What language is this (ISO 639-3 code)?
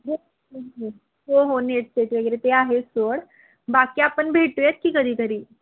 mar